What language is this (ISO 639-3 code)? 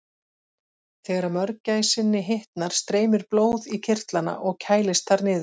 isl